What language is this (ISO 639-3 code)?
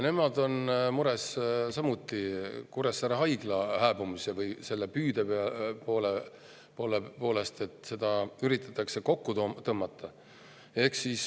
est